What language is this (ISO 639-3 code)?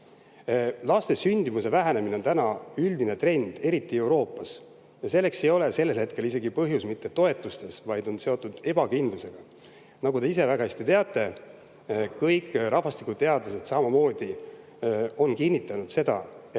est